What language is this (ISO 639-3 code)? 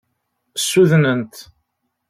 kab